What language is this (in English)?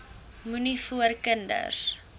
Afrikaans